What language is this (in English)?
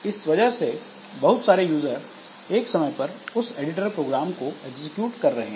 Hindi